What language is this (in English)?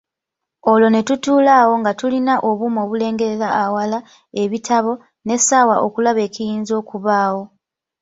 Ganda